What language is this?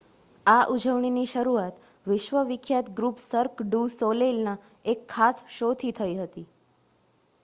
Gujarati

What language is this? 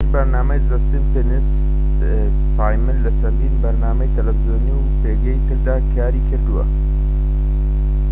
Central Kurdish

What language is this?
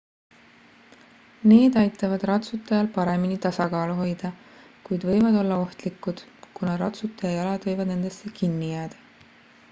Estonian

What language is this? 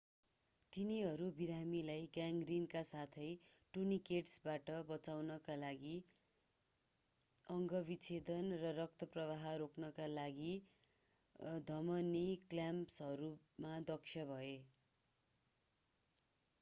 Nepali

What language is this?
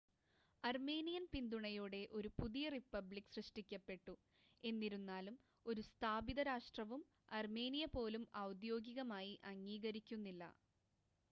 Malayalam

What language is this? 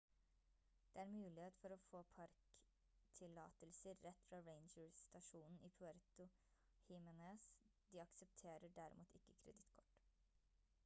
Norwegian Bokmål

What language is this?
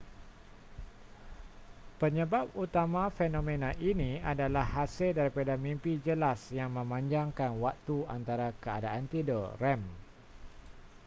Malay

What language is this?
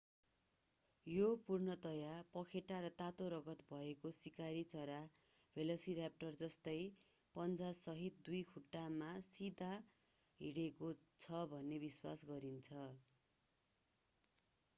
Nepali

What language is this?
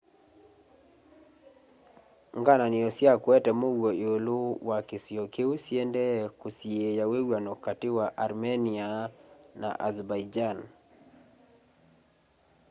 Kamba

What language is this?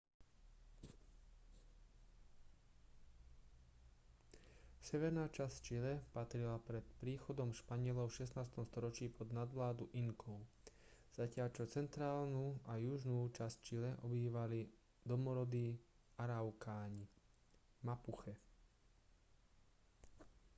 Slovak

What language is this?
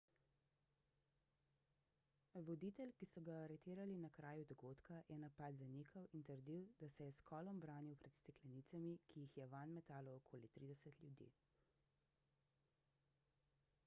Slovenian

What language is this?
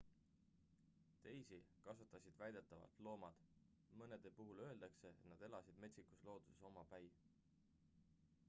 Estonian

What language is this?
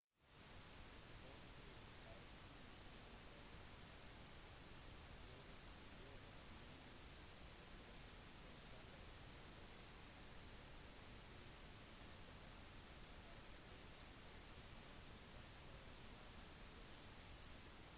Norwegian Bokmål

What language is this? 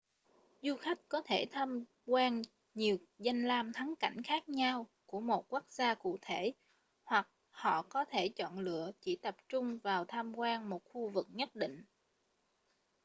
Vietnamese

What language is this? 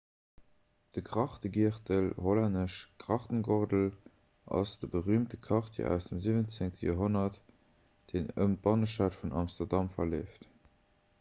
Luxembourgish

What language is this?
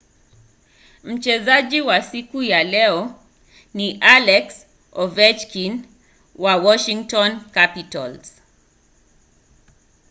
Swahili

